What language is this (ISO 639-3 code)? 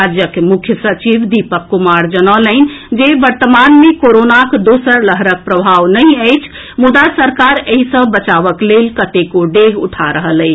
mai